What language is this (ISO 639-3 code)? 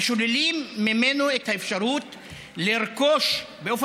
heb